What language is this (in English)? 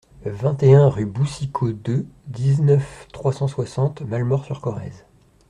French